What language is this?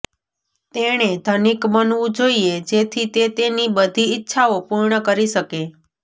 Gujarati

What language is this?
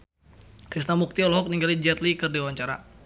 Sundanese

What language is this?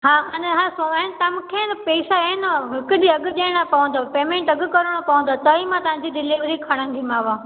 Sindhi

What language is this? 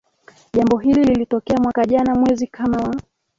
Swahili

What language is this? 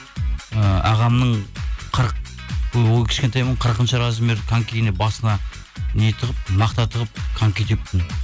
Kazakh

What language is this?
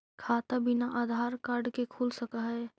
Magahi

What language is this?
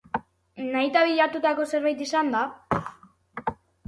Basque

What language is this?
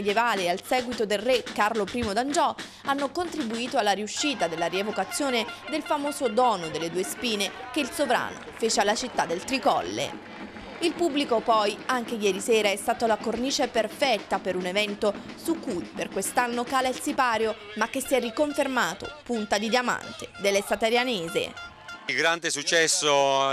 Italian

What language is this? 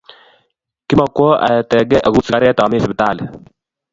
Kalenjin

